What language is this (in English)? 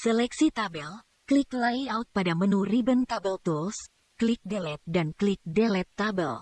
Indonesian